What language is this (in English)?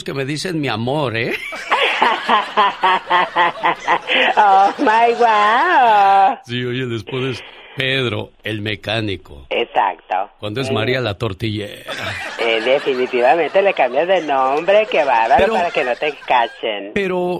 Spanish